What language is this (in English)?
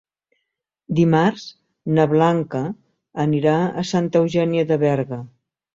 Catalan